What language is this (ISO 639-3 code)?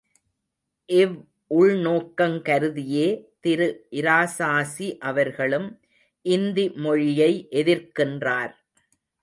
tam